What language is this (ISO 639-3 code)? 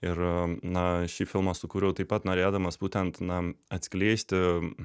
lit